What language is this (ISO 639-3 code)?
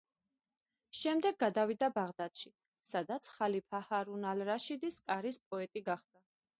kat